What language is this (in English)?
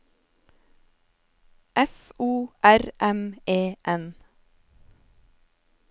Norwegian